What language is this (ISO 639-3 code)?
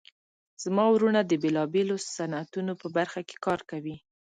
pus